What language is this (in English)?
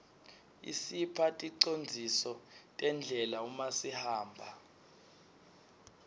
Swati